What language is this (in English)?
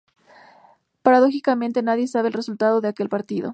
Spanish